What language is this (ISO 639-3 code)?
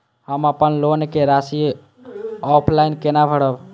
mai